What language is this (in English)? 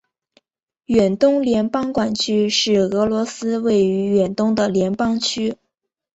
Chinese